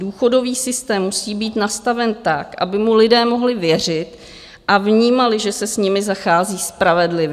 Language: Czech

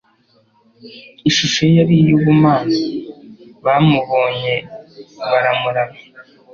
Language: Kinyarwanda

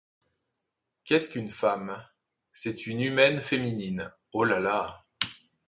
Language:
French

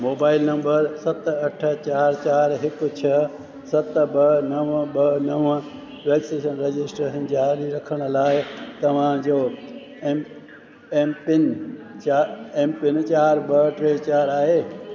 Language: Sindhi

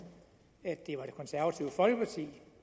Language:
Danish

